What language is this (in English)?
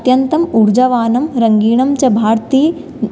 Sanskrit